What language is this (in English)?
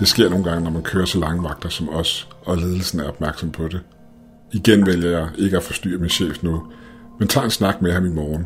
Danish